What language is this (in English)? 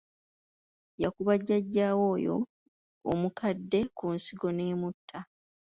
Ganda